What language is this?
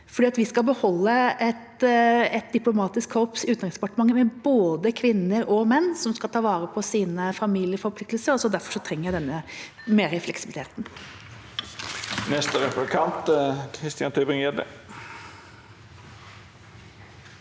Norwegian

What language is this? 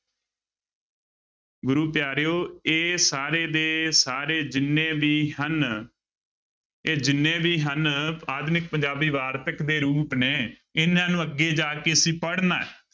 Punjabi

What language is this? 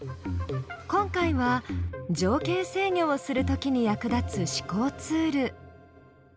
Japanese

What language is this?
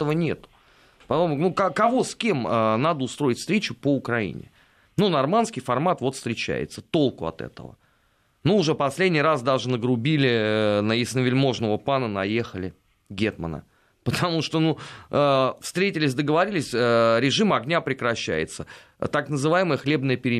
Russian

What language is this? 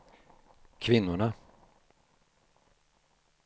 Swedish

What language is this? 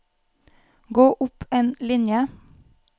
Norwegian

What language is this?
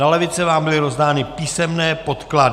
Czech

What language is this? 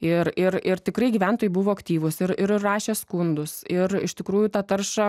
Lithuanian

